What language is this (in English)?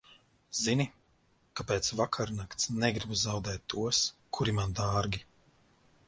Latvian